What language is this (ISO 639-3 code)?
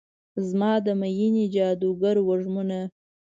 pus